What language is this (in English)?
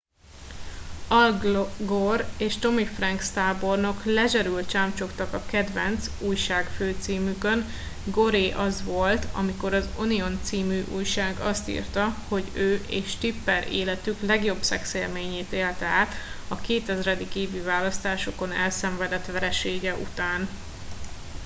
Hungarian